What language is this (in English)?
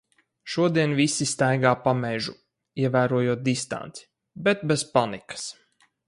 Latvian